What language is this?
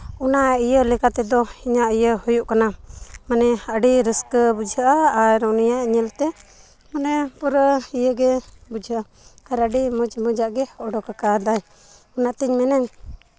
Santali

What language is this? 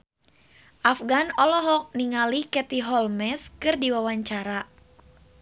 Sundanese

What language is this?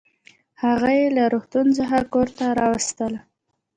Pashto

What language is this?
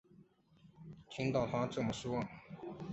Chinese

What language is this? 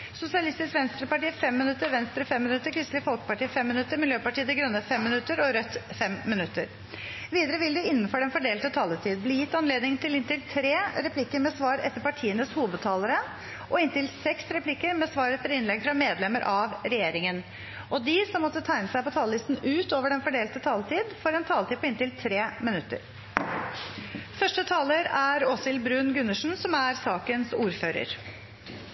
Norwegian Bokmål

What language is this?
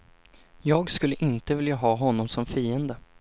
Swedish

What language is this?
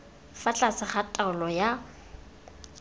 Tswana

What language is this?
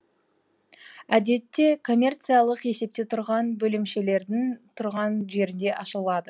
Kazakh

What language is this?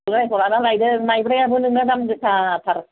Bodo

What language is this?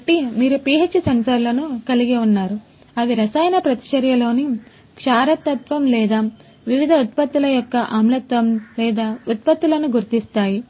Telugu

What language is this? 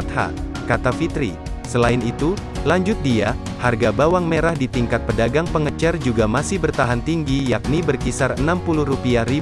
Indonesian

